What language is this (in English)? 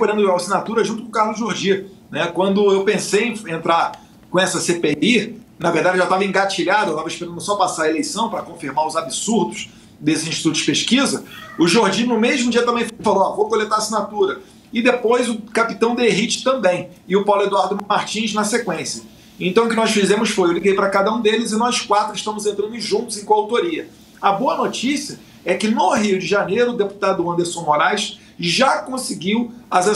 Portuguese